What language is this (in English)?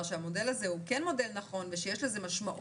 Hebrew